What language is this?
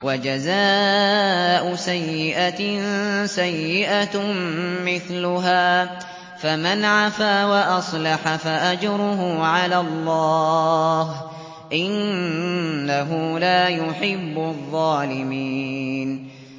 Arabic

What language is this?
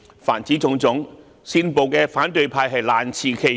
Cantonese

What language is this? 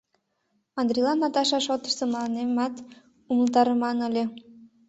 Mari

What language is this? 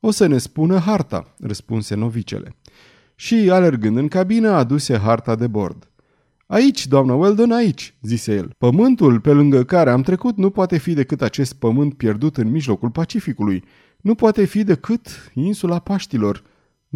Romanian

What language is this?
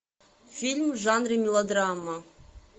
Russian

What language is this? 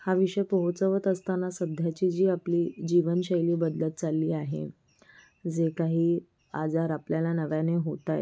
Marathi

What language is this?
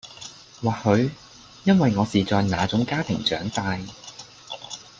Cantonese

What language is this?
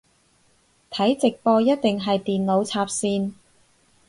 Cantonese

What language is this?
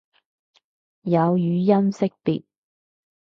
Cantonese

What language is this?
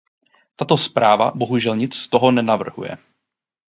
Czech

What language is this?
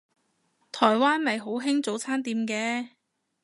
Cantonese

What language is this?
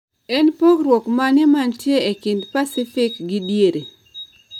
Luo (Kenya and Tanzania)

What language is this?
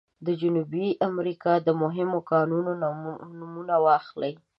Pashto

